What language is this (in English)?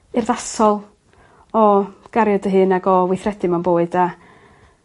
Welsh